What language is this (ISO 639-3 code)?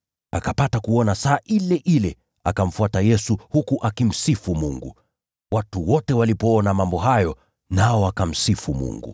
swa